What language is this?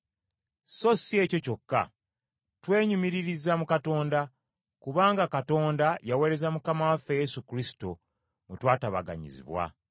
Ganda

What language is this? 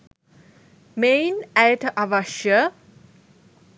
Sinhala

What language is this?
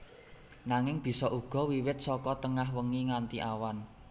Javanese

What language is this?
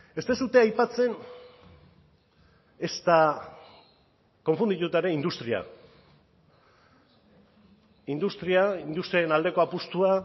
Basque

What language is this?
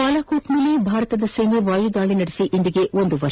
Kannada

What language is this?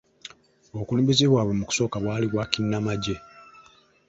Ganda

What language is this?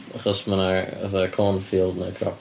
Welsh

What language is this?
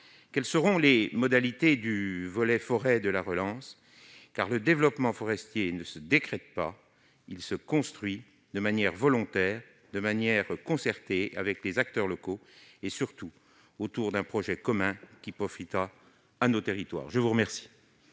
French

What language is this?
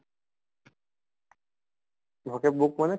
Assamese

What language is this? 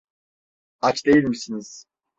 Turkish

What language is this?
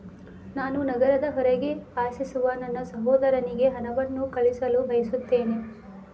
Kannada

